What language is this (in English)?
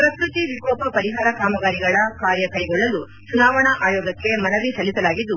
Kannada